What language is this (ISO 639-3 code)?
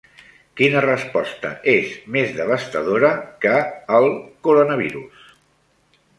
cat